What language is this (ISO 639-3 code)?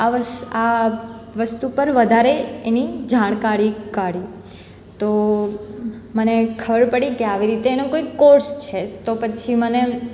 guj